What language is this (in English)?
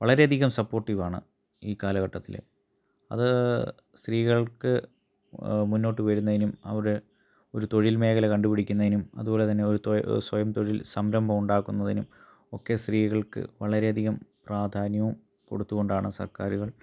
Malayalam